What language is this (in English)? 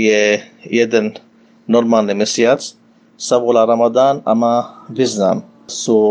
Slovak